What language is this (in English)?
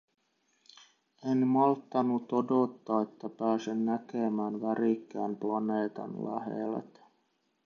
Finnish